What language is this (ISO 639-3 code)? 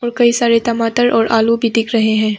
hin